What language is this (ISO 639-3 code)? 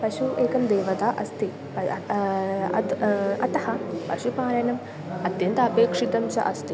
san